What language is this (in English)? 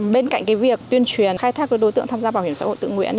Vietnamese